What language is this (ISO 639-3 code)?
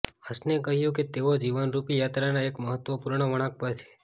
guj